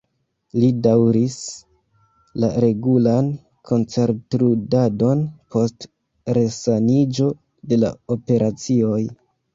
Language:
Esperanto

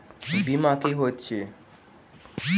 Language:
Maithili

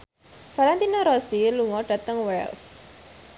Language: Javanese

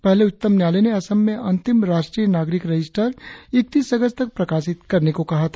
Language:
Hindi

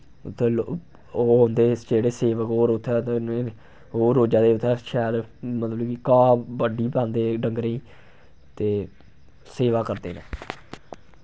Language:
Dogri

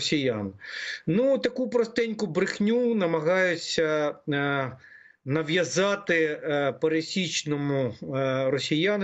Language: Ukrainian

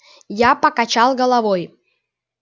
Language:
Russian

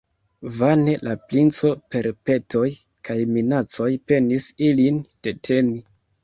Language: Esperanto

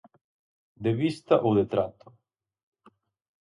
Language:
Galician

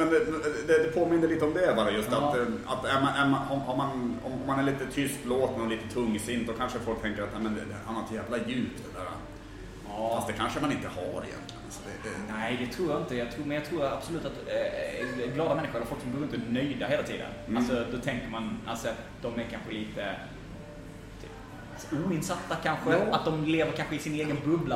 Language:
Swedish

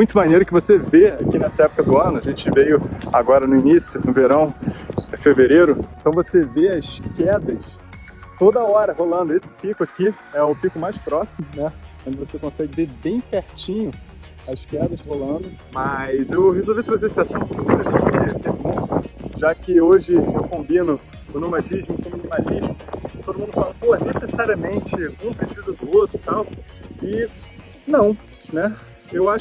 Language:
Portuguese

